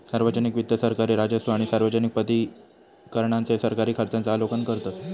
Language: Marathi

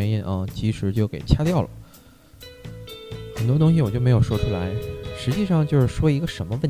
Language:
Chinese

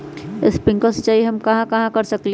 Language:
Magahi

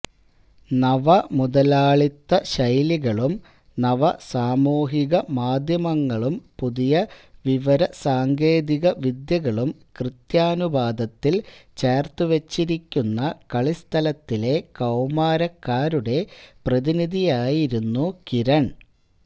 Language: Malayalam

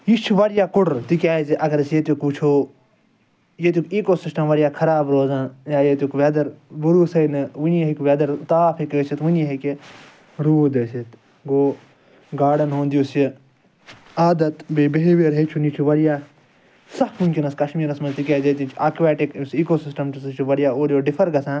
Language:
Kashmiri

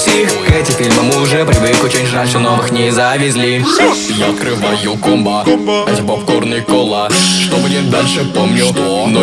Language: Russian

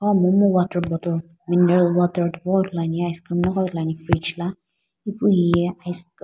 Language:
Sumi Naga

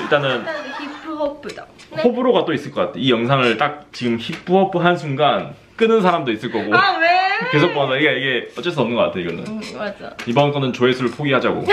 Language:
Korean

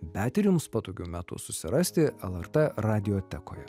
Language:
Lithuanian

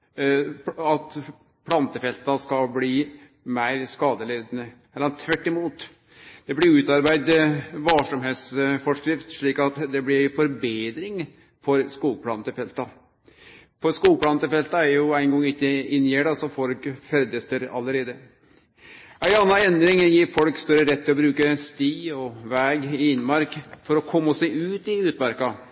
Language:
Norwegian Nynorsk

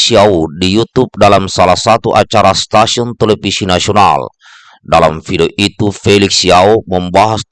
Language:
Indonesian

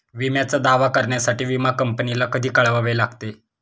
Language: Marathi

